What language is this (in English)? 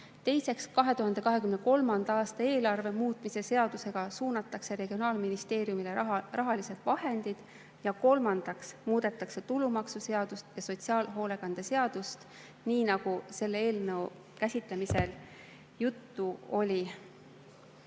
Estonian